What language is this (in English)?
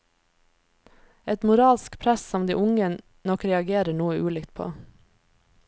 Norwegian